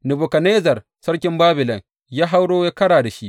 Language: Hausa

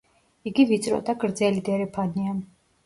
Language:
Georgian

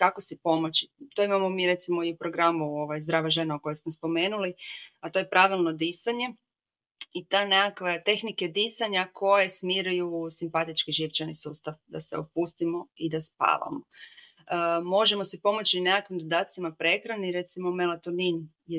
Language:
Croatian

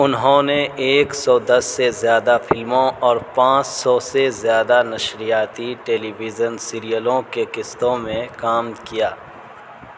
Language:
Urdu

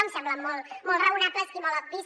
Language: Catalan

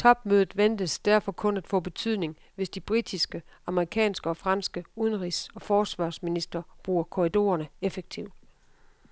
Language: Danish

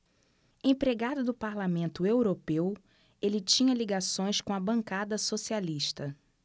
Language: Portuguese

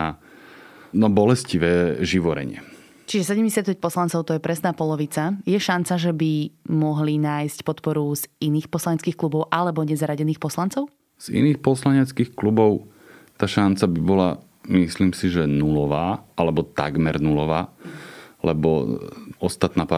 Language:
Slovak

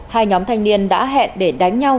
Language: Vietnamese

